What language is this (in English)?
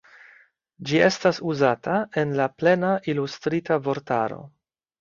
Esperanto